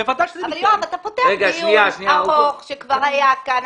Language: Hebrew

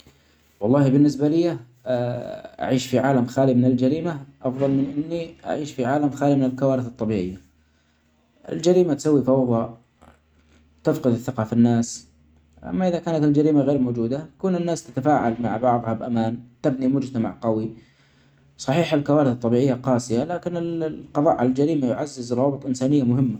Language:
Omani Arabic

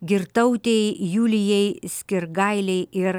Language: Lithuanian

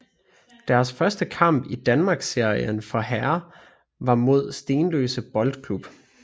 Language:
Danish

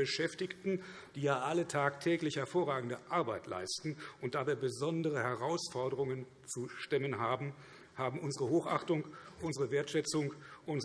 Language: German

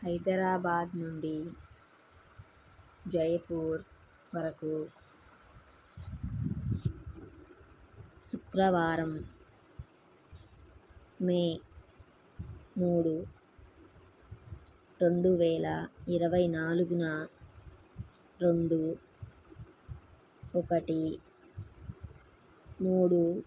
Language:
Telugu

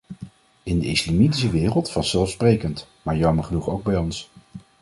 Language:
Dutch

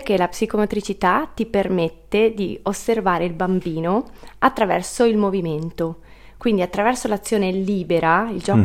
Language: Italian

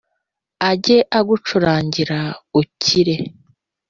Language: Kinyarwanda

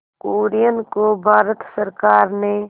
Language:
Hindi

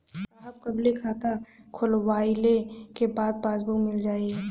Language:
Bhojpuri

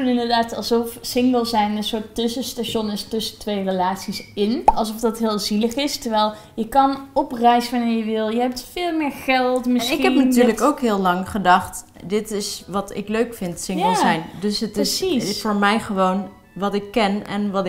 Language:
Dutch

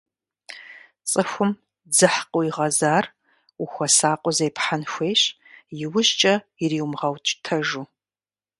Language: Kabardian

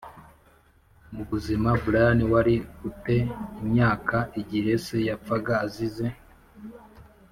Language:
Kinyarwanda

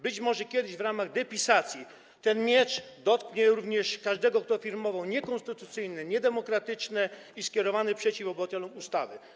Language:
Polish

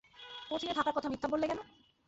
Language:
Bangla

